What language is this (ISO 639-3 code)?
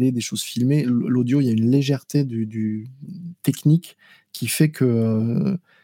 fra